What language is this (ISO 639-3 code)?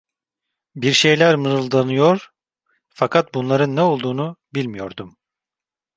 tur